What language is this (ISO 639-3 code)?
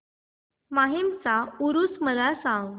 mar